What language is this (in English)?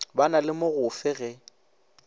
Northern Sotho